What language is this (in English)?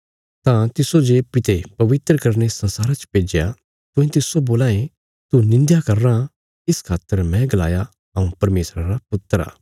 Bilaspuri